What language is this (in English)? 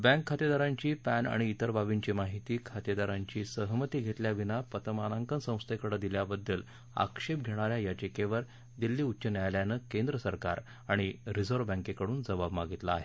Marathi